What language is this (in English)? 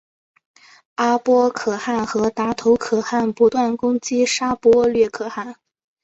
Chinese